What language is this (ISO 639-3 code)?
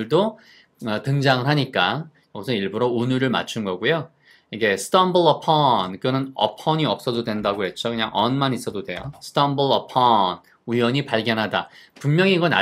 kor